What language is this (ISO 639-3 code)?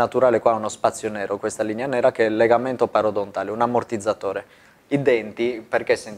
ita